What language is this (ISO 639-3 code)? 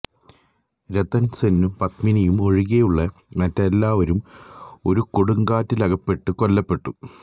mal